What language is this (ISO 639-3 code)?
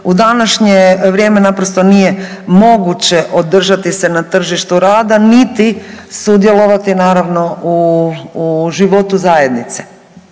hrv